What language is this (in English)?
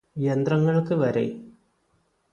Malayalam